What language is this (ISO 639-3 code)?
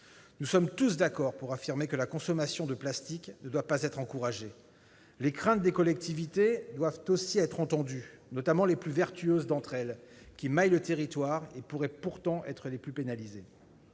fra